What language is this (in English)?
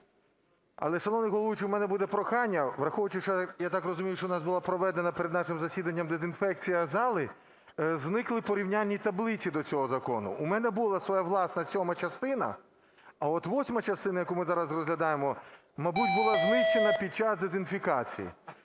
Ukrainian